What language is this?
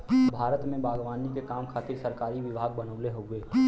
Bhojpuri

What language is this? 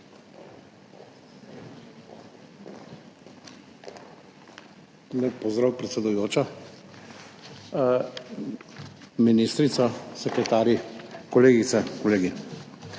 Slovenian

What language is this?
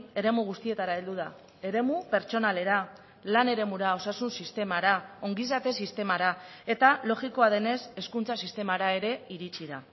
Basque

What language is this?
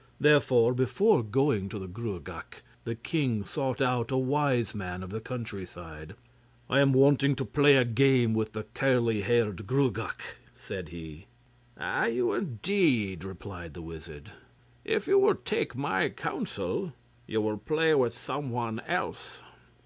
English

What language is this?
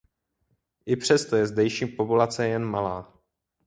Czech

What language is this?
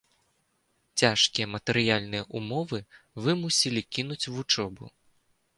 Belarusian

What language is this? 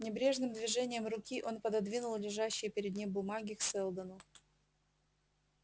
Russian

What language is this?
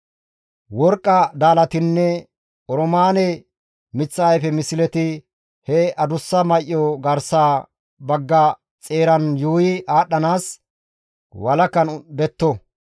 Gamo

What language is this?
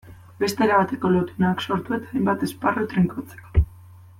Basque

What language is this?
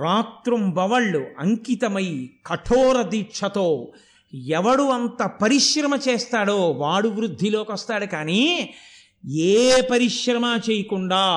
Telugu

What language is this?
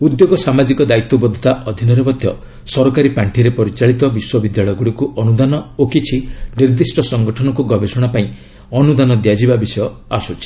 Odia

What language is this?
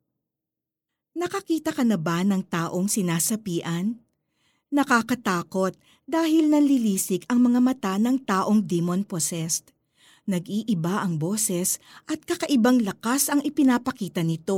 Filipino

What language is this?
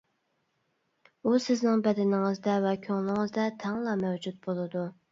Uyghur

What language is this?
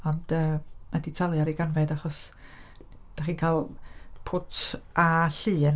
Welsh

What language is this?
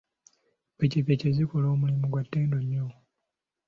Ganda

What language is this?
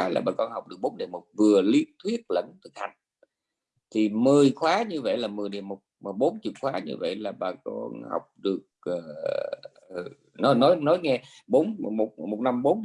Vietnamese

